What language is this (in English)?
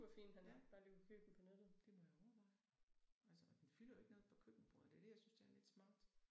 Danish